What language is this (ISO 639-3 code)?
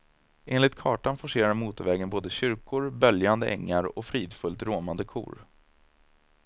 swe